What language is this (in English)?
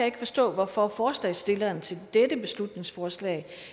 Danish